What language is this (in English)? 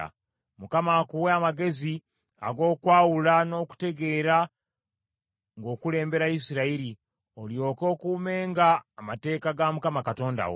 Ganda